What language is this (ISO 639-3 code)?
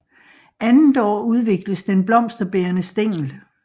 dan